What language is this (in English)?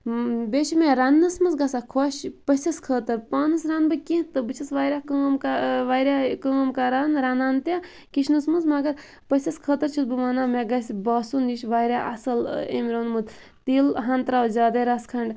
Kashmiri